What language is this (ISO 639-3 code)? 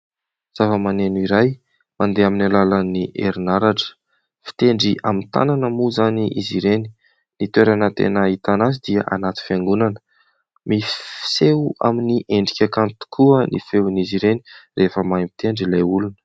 mlg